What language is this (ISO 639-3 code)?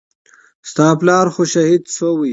pus